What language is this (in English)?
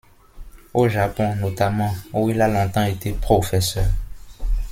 French